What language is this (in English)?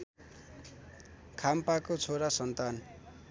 Nepali